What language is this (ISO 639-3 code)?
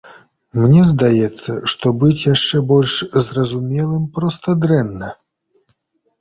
bel